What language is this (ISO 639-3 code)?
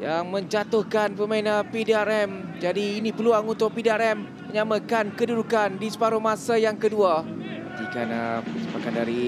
msa